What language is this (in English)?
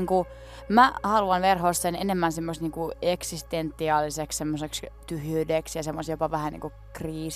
Finnish